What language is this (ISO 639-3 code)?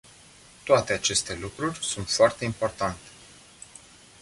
ron